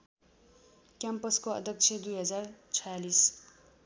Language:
Nepali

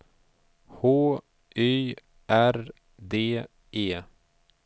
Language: Swedish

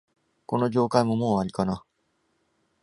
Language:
Japanese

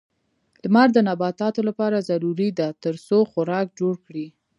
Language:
Pashto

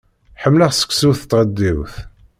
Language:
Kabyle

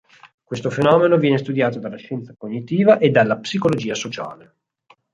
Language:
Italian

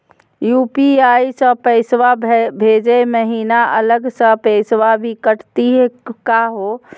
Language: Magahi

